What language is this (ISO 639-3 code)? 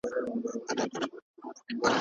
pus